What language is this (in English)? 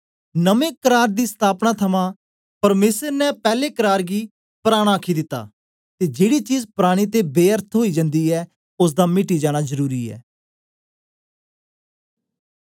Dogri